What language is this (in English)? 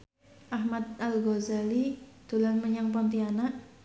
Javanese